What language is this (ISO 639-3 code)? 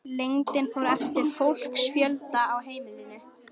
isl